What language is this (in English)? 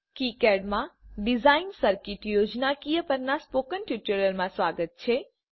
Gujarati